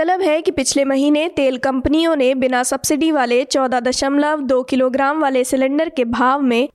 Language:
Hindi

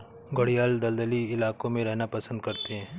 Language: Hindi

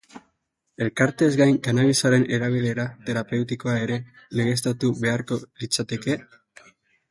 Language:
Basque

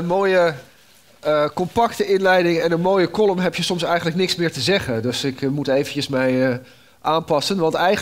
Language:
Dutch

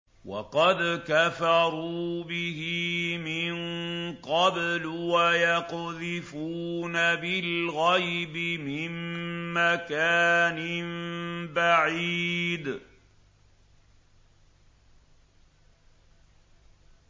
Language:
Arabic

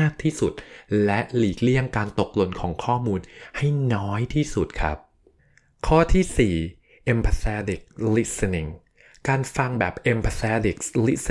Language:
Thai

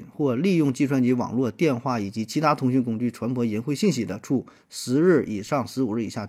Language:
Chinese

